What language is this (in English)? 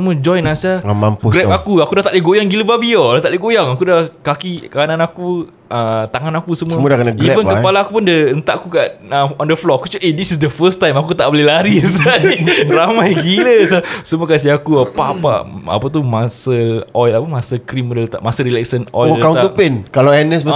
Malay